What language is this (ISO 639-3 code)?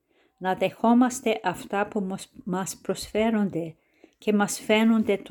ell